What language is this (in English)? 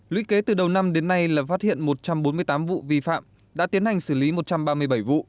Vietnamese